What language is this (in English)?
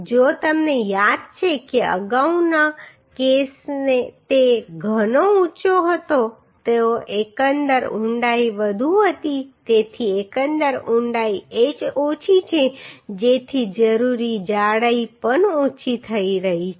Gujarati